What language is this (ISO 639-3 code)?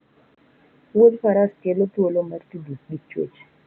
luo